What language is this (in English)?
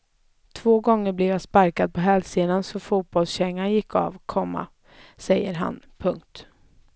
Swedish